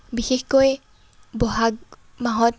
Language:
Assamese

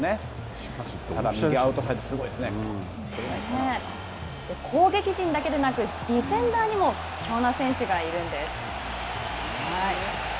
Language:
Japanese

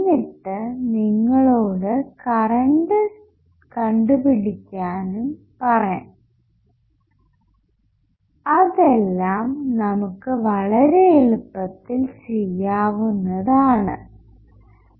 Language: Malayalam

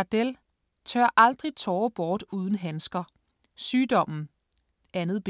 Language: Danish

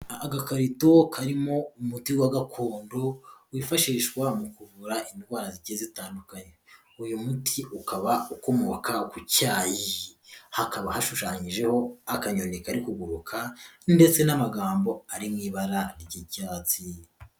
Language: Kinyarwanda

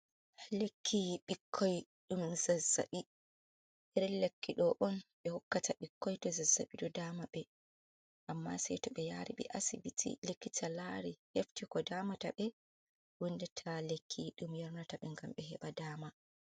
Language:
Fula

